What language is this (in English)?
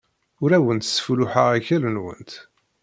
Kabyle